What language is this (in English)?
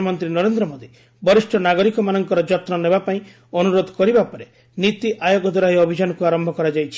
Odia